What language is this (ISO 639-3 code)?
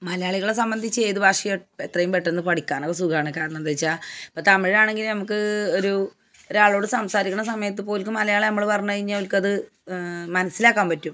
mal